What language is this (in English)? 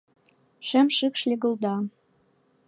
Mari